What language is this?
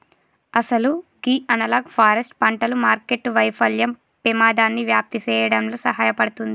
Telugu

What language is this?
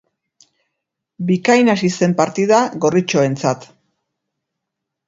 Basque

